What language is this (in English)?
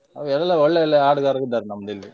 Kannada